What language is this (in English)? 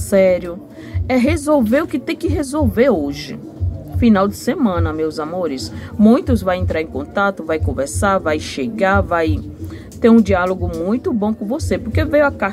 Portuguese